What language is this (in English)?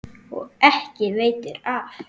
Icelandic